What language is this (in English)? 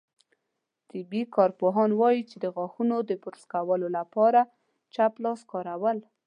Pashto